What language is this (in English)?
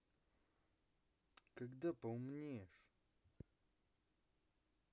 Russian